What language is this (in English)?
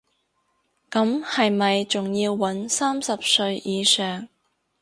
Cantonese